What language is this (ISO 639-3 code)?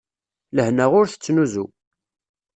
kab